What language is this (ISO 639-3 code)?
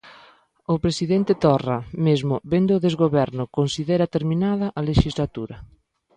glg